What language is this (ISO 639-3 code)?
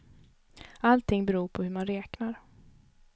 swe